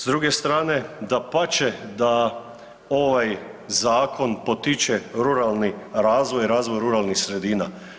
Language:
Croatian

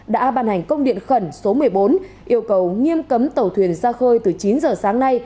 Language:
Vietnamese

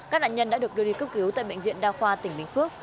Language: Vietnamese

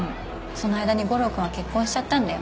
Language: Japanese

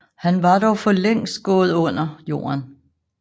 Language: Danish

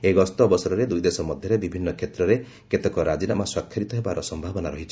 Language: Odia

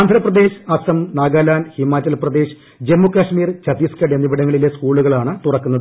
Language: Malayalam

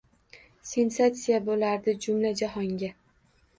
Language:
Uzbek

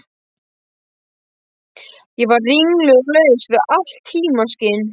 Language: Icelandic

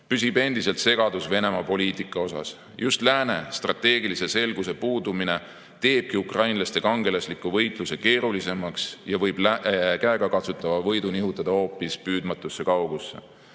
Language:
Estonian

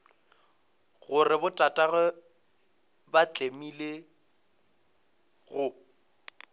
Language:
Northern Sotho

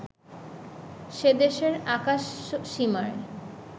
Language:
Bangla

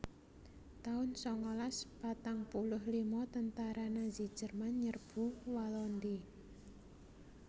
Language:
Javanese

